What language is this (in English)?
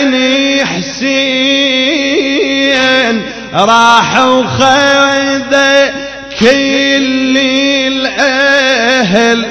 Arabic